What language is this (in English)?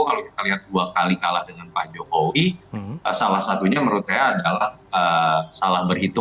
Indonesian